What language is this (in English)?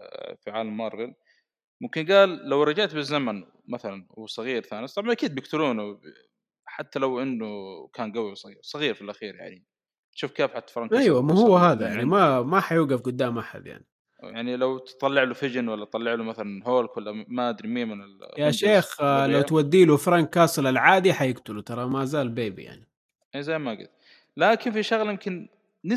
Arabic